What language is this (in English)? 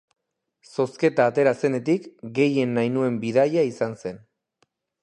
Basque